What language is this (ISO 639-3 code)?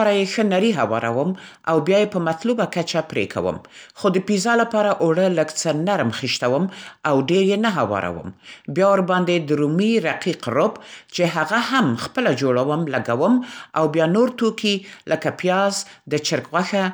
pst